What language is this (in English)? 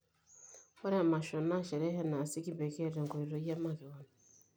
Masai